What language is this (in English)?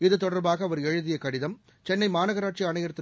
Tamil